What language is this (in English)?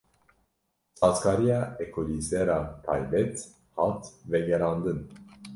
Kurdish